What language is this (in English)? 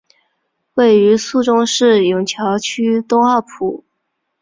Chinese